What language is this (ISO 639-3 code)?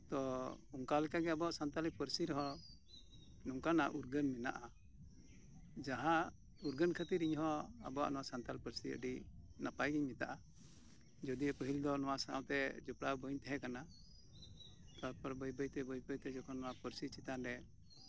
sat